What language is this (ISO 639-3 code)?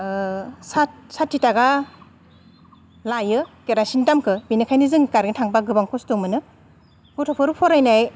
brx